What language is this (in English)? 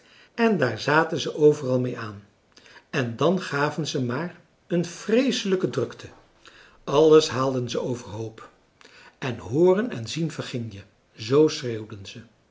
Dutch